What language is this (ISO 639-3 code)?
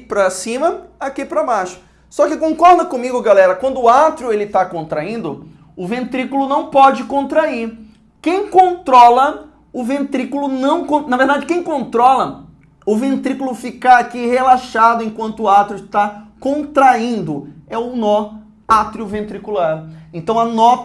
por